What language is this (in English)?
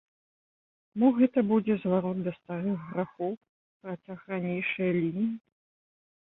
Belarusian